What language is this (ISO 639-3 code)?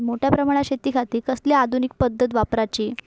mar